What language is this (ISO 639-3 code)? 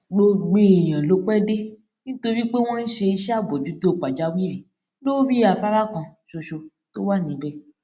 yor